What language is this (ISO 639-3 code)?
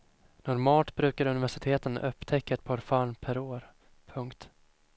swe